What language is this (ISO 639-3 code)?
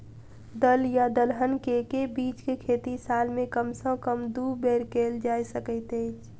mai